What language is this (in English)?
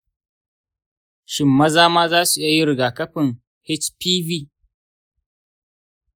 Hausa